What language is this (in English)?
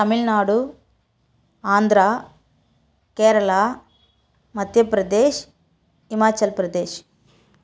Tamil